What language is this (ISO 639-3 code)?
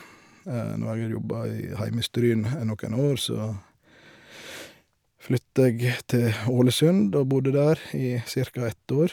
nor